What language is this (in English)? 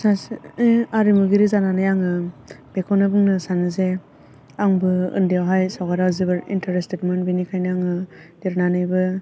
Bodo